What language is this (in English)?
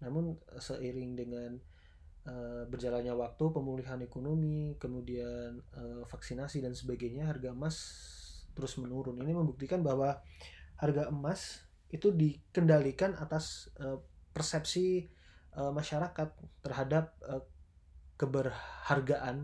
Indonesian